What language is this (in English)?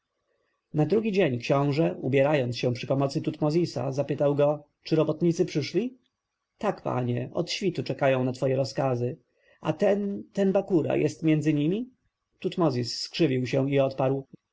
Polish